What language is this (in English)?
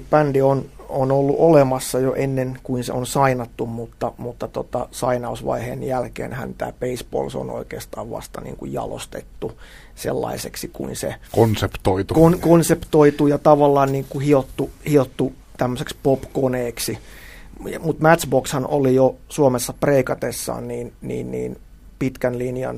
Finnish